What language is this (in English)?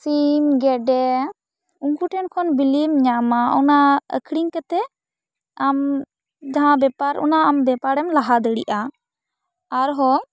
Santali